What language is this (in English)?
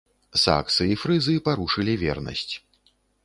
Belarusian